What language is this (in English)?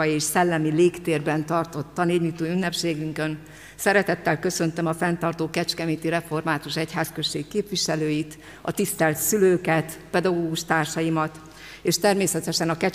Hungarian